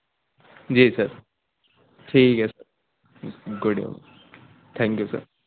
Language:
Urdu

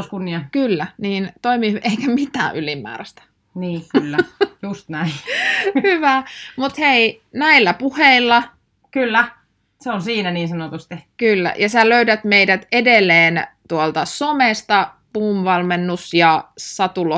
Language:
Finnish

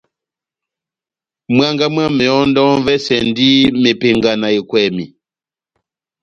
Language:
Batanga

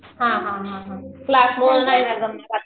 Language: Marathi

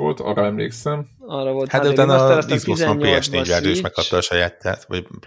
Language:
Hungarian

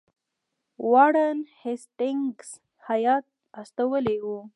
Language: Pashto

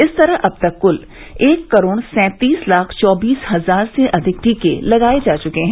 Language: Hindi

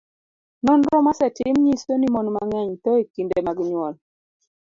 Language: Luo (Kenya and Tanzania)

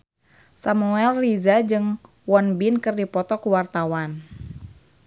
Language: Sundanese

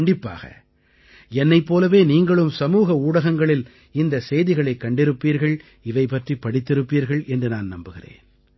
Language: Tamil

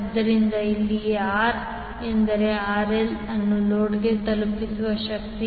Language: Kannada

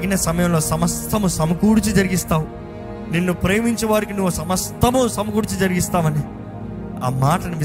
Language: Telugu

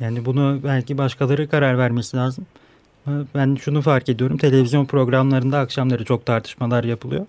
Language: Turkish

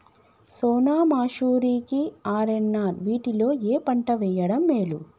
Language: Telugu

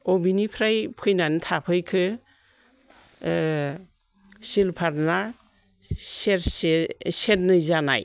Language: Bodo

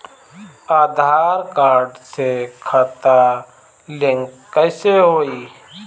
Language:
Bhojpuri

